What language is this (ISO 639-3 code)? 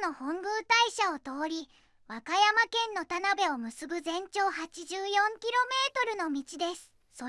jpn